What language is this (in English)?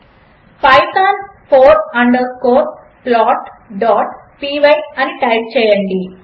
Telugu